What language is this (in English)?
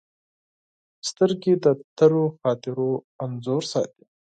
Pashto